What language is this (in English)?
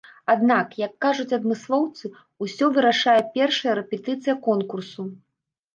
Belarusian